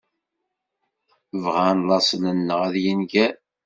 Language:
Kabyle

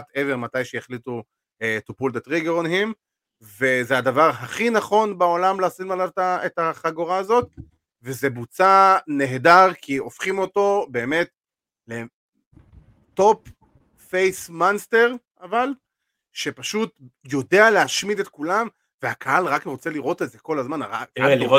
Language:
Hebrew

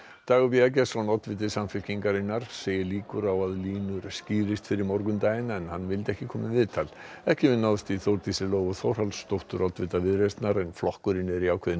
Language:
Icelandic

